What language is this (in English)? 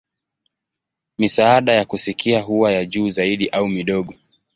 Swahili